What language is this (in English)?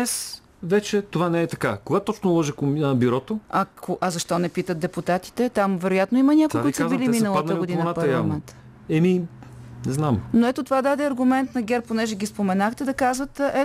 Bulgarian